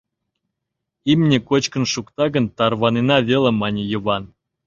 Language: Mari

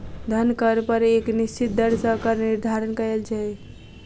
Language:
Maithili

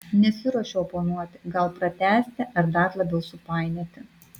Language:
Lithuanian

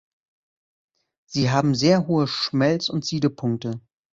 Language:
German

